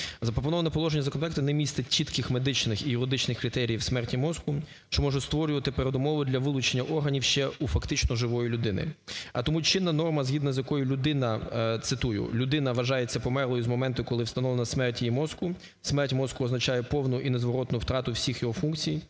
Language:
Ukrainian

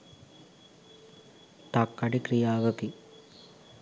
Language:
Sinhala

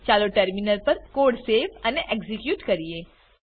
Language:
Gujarati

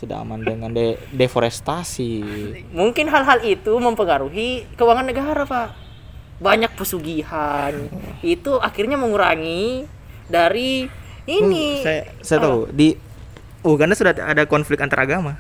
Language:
Indonesian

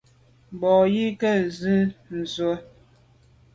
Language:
Medumba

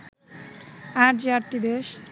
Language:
Bangla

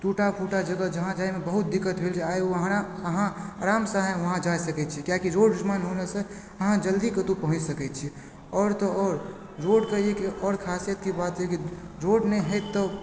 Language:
Maithili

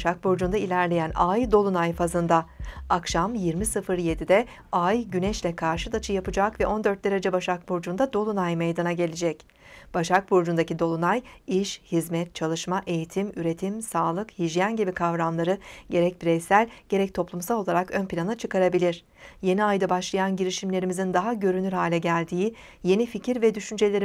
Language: Turkish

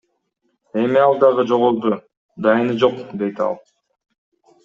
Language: Kyrgyz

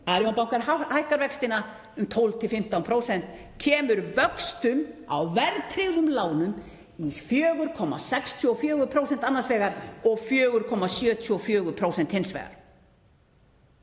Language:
Icelandic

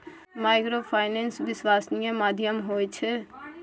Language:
Maithili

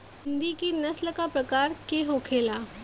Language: Bhojpuri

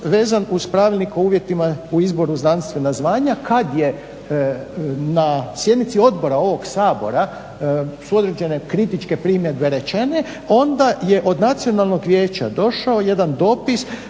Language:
Croatian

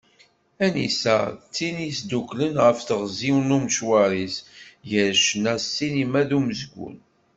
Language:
Kabyle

